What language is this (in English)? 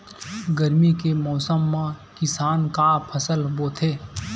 Chhattisgarhi